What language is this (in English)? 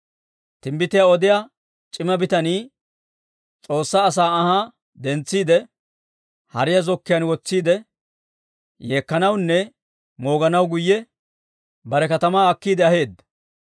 Dawro